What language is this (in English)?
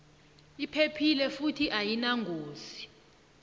South Ndebele